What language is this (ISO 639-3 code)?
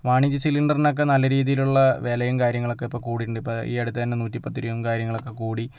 mal